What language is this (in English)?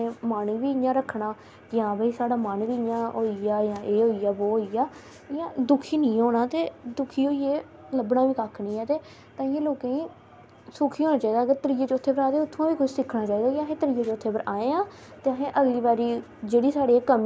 Dogri